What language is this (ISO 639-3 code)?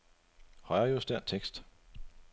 dan